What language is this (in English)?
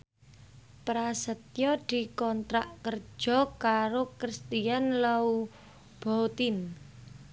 Javanese